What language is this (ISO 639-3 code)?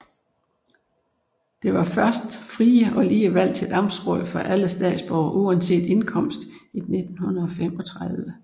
dan